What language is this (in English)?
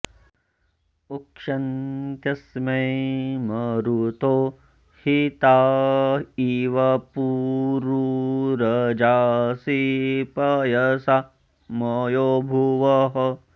Sanskrit